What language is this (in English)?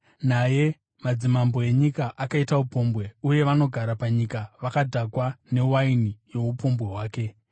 Shona